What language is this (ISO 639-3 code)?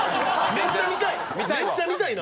jpn